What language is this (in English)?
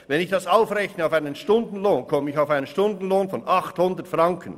Swiss German